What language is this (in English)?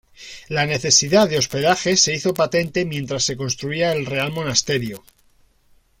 Spanish